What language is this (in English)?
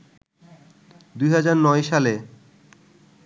Bangla